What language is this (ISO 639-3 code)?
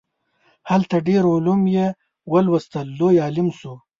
pus